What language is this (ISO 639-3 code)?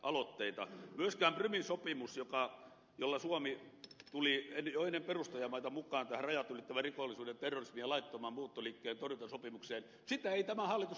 fin